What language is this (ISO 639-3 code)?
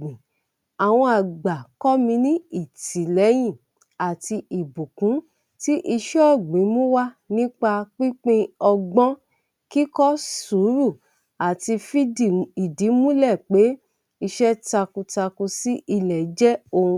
yor